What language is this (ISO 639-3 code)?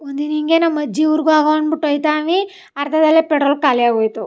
kan